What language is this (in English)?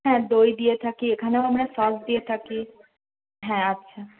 Bangla